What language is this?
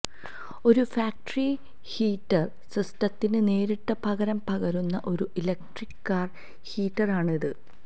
Malayalam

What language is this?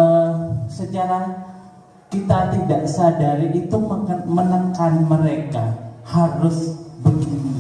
Indonesian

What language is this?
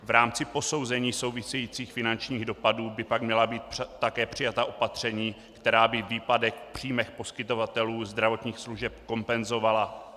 Czech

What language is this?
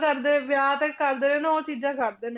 Punjabi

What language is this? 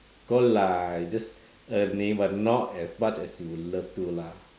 English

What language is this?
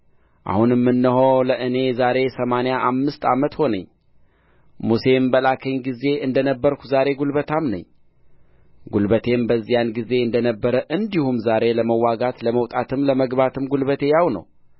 Amharic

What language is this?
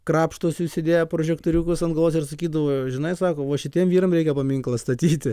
Lithuanian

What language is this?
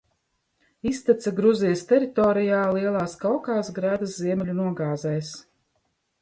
Latvian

